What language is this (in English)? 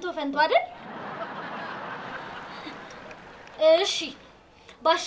Arabic